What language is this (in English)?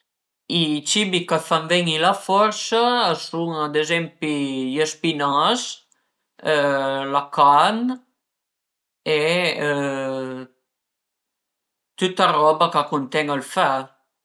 Piedmontese